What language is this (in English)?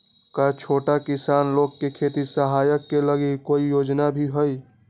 Magahi